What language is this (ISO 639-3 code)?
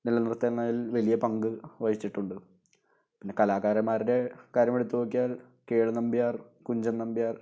mal